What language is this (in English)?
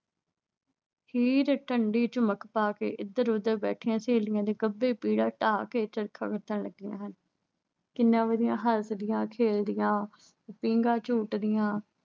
Punjabi